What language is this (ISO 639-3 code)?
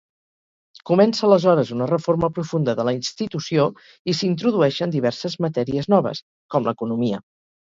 cat